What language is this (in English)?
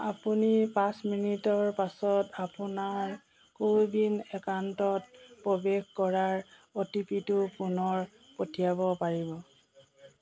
Assamese